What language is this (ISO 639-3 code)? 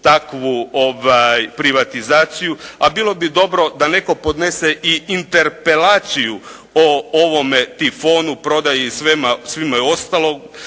hrv